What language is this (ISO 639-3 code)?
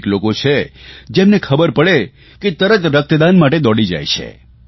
guj